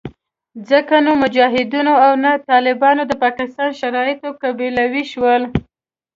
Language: Pashto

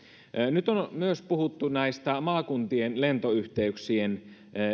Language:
Finnish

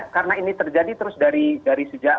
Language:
Indonesian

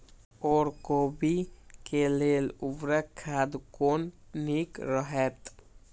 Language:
Maithili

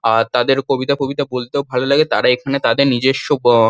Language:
Bangla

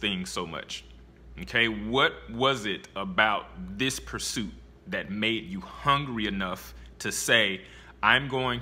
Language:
English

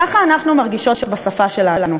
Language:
Hebrew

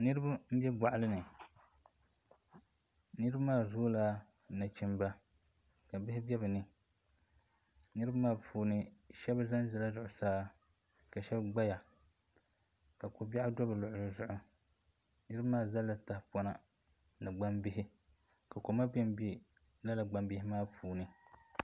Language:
Dagbani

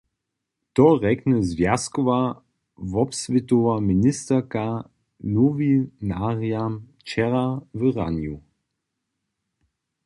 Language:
Upper Sorbian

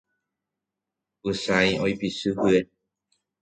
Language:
Guarani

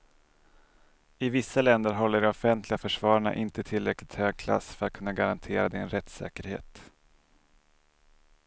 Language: Swedish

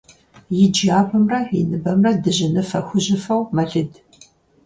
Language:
Kabardian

